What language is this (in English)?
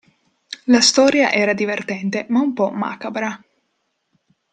Italian